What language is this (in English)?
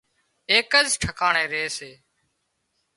Wadiyara Koli